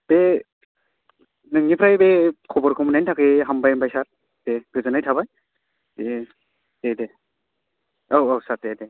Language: Bodo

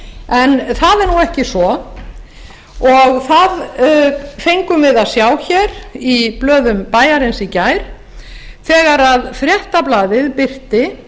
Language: Icelandic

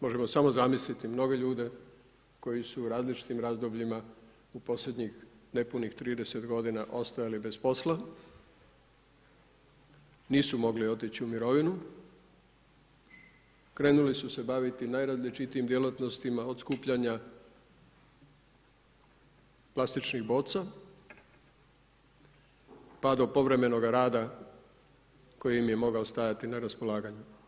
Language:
Croatian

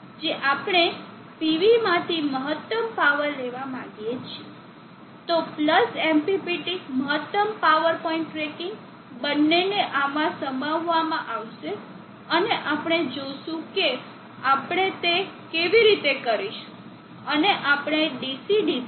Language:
Gujarati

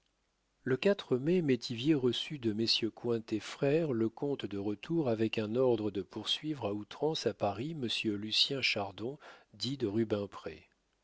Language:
French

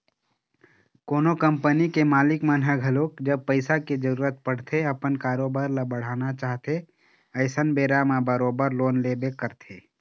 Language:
Chhattisgarhi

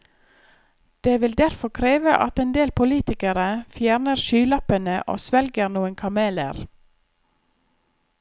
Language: Norwegian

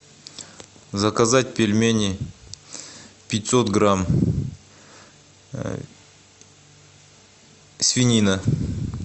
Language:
Russian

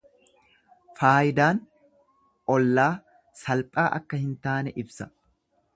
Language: Oromo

